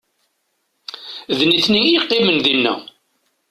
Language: Kabyle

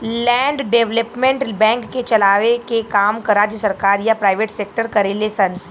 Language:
Bhojpuri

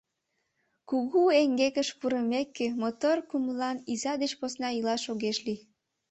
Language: Mari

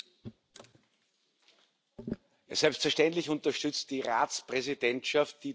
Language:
German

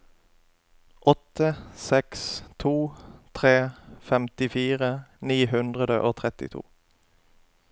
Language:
Norwegian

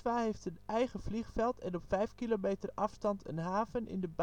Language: Dutch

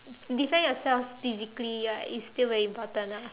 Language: English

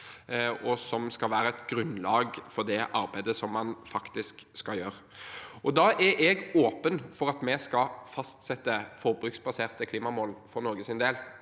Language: Norwegian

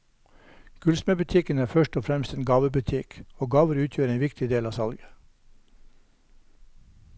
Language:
Norwegian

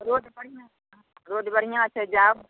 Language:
Maithili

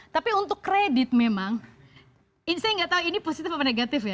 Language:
Indonesian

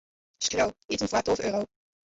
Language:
Western Frisian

